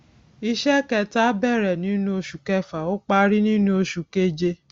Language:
Yoruba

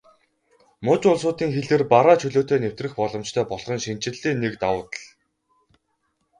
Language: Mongolian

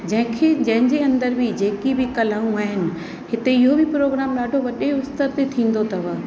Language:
Sindhi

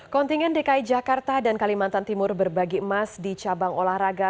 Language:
Indonesian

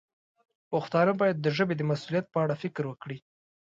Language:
Pashto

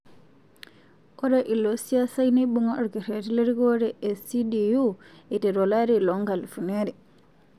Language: Masai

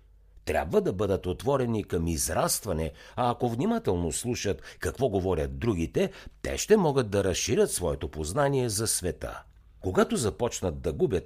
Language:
Bulgarian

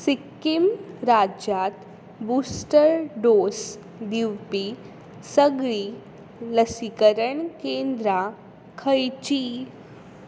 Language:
Konkani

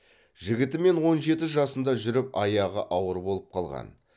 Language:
Kazakh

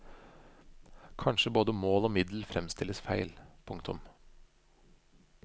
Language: Norwegian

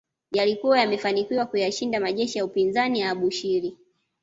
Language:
Swahili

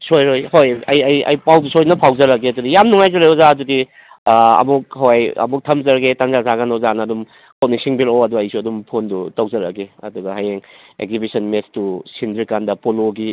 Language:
Manipuri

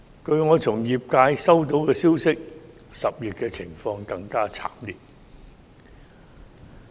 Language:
Cantonese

